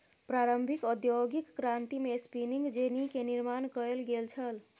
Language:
Maithili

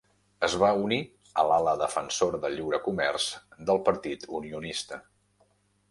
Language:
Catalan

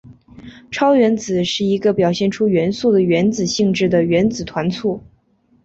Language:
Chinese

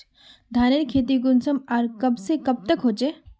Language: Magahi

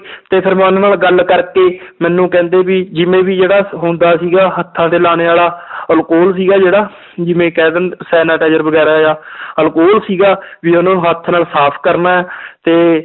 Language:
Punjabi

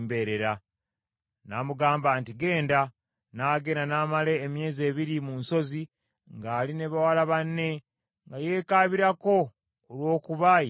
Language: Ganda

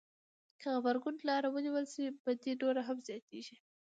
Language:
Pashto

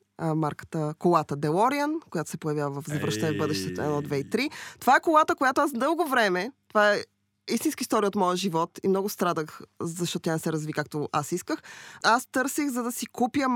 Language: Bulgarian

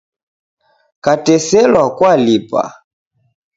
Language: Taita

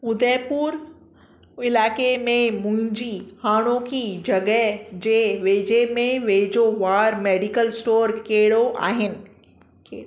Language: Sindhi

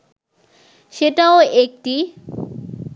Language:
Bangla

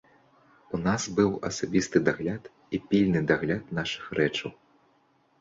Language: Belarusian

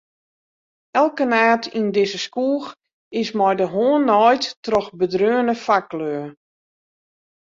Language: Western Frisian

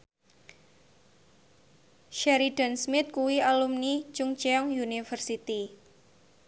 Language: Javanese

